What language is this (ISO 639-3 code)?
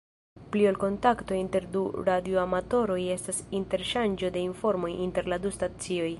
epo